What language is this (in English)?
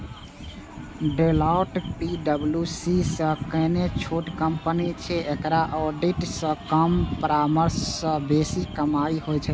Maithili